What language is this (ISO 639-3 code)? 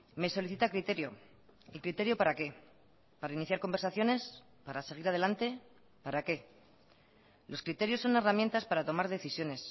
spa